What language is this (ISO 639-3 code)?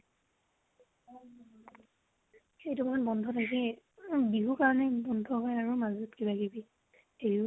asm